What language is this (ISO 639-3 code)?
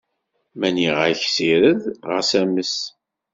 kab